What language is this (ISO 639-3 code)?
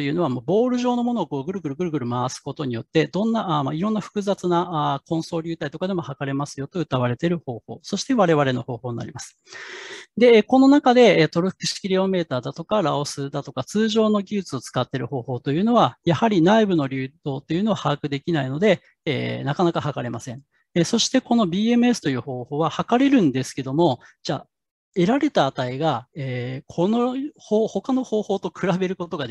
jpn